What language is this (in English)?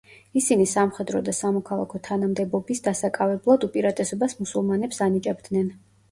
Georgian